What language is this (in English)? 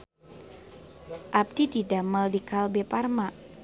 Sundanese